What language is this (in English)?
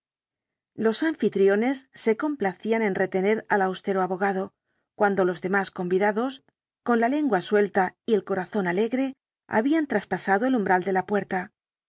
Spanish